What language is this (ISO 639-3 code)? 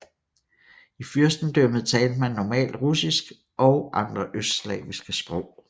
dan